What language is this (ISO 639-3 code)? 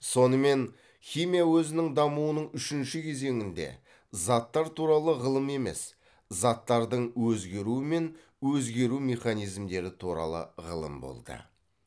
kaz